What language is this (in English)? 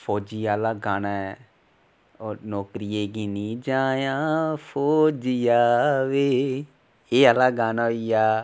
Dogri